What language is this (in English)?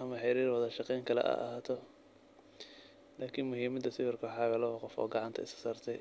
Somali